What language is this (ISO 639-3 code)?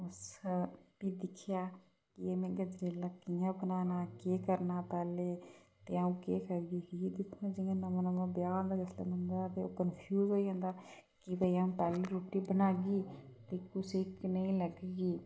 doi